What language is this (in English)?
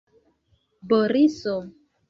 Esperanto